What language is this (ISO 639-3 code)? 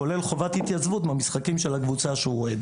heb